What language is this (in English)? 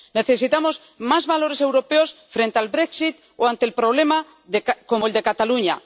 Spanish